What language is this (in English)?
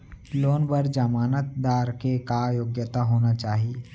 Chhattisgarhi